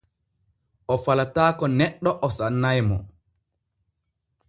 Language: Borgu Fulfulde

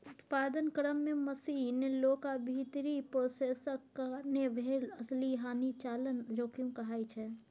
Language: Maithili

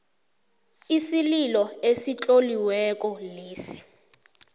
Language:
South Ndebele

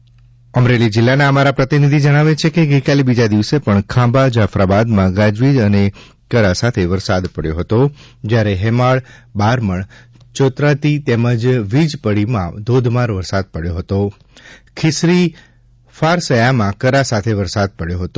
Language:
Gujarati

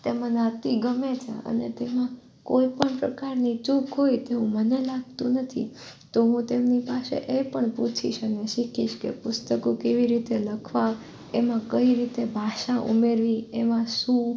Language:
Gujarati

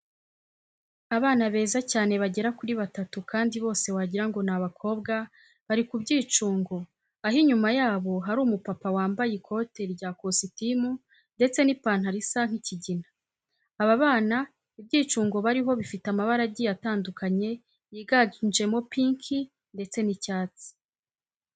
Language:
Kinyarwanda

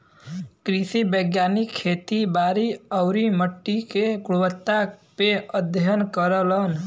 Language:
Bhojpuri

